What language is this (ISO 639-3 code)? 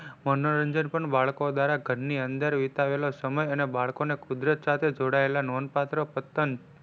guj